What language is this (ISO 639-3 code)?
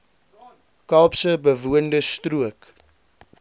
afr